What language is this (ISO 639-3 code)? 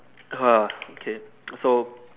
eng